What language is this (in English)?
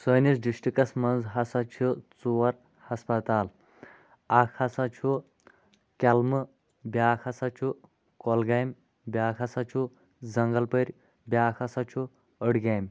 Kashmiri